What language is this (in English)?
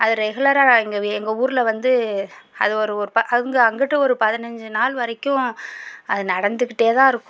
Tamil